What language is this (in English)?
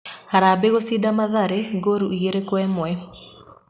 Kikuyu